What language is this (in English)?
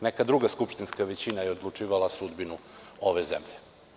Serbian